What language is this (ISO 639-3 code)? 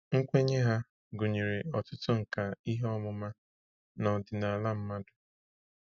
ibo